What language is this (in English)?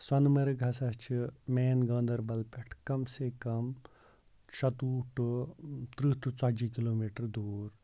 Kashmiri